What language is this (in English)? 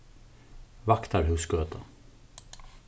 Faroese